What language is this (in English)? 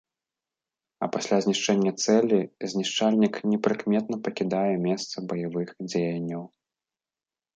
Belarusian